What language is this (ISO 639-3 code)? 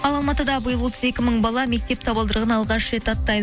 kaz